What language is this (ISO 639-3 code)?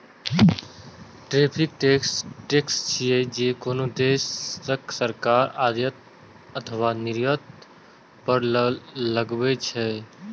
mai